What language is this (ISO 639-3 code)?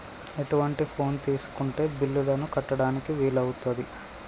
tel